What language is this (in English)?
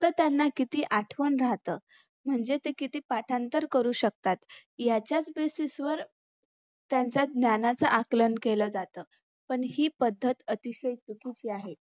Marathi